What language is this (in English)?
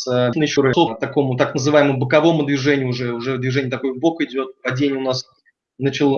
Russian